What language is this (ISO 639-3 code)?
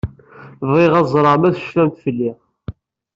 kab